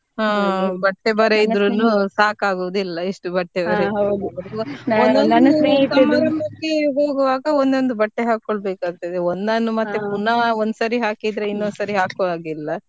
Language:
Kannada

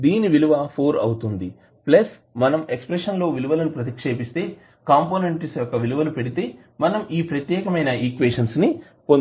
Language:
Telugu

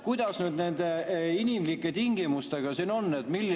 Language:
Estonian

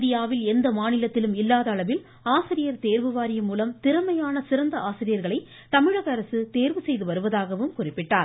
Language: Tamil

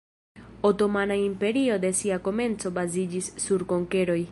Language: Esperanto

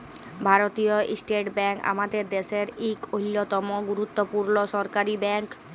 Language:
Bangla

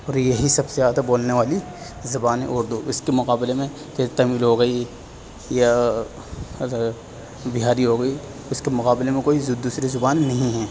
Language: Urdu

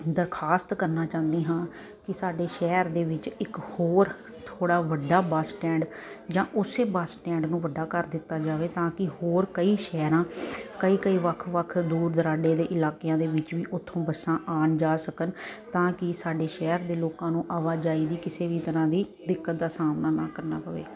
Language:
Punjabi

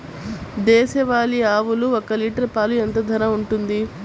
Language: Telugu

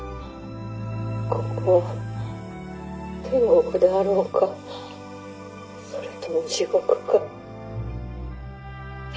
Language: Japanese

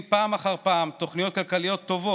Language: Hebrew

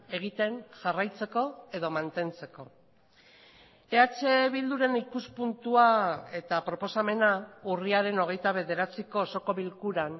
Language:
Basque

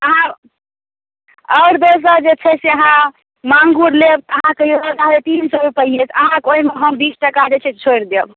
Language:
Maithili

